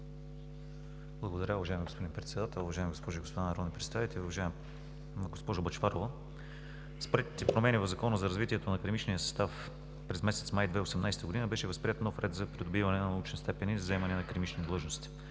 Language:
Bulgarian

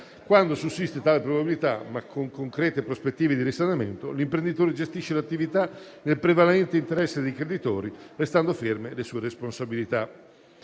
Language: Italian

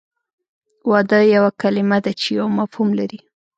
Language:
Pashto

